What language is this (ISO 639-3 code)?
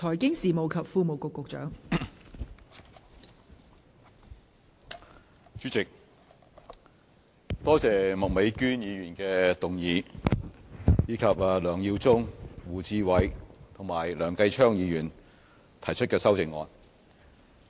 yue